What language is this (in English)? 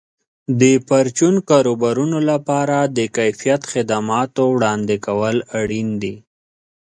Pashto